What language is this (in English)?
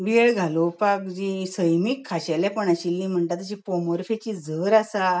Konkani